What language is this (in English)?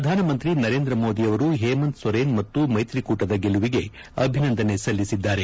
Kannada